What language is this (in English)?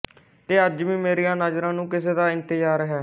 Punjabi